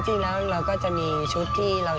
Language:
Thai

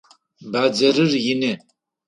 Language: Adyghe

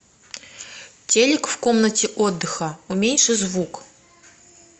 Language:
Russian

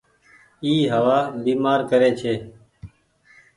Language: Goaria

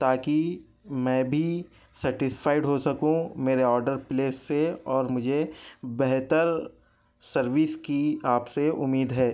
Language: Urdu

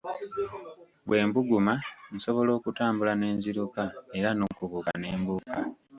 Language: Ganda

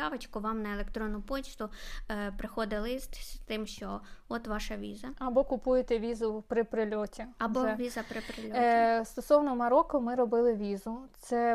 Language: Ukrainian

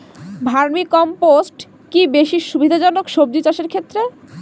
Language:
Bangla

